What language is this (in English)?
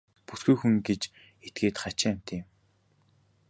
Mongolian